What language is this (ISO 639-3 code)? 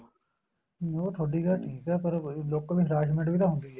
pan